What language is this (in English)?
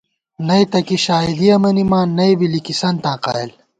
Gawar-Bati